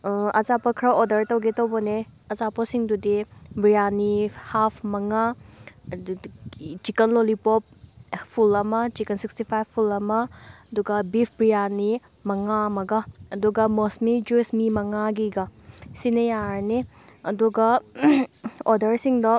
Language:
Manipuri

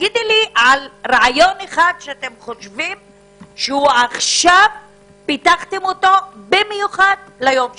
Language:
Hebrew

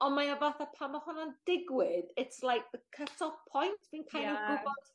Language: Welsh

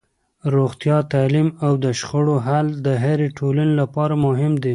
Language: Pashto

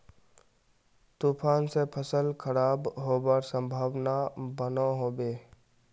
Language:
Magahi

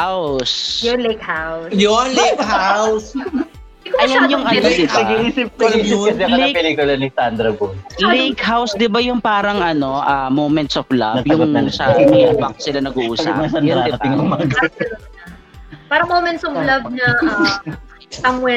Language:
Filipino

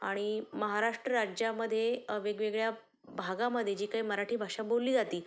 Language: Marathi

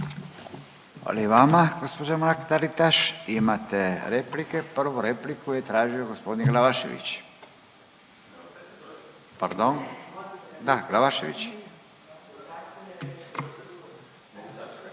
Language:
Croatian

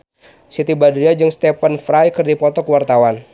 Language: Sundanese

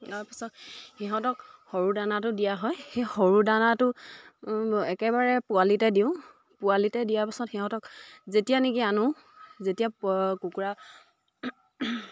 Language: Assamese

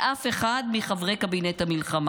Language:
Hebrew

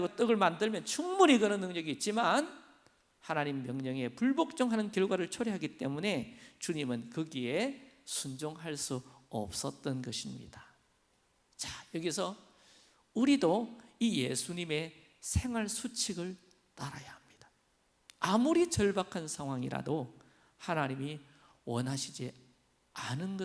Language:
Korean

